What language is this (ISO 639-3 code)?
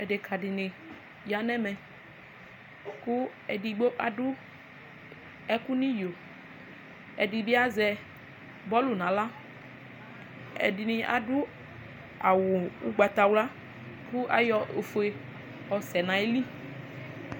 kpo